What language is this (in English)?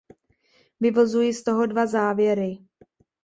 Czech